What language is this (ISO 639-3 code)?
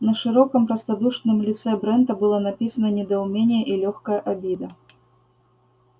rus